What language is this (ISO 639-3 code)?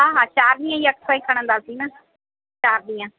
snd